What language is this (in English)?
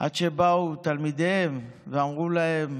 Hebrew